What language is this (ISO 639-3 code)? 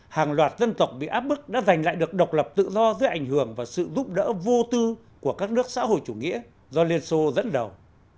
vie